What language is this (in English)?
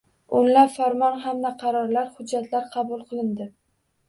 Uzbek